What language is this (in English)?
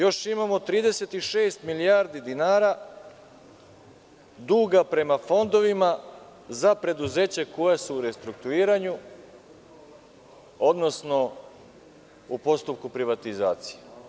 Serbian